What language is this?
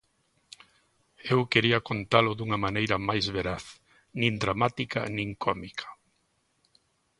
Galician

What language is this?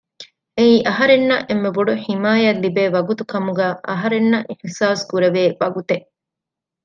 Divehi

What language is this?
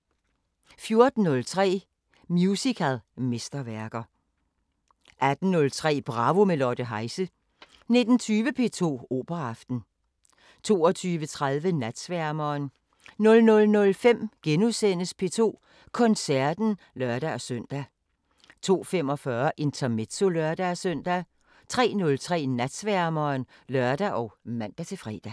Danish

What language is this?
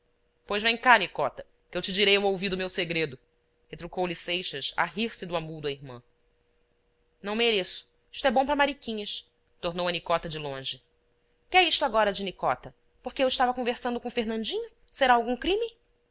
Portuguese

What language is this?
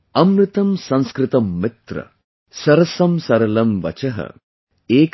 English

